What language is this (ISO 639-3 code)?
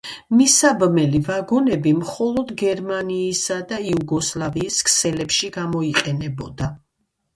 kat